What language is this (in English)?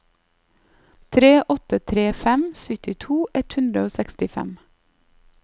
Norwegian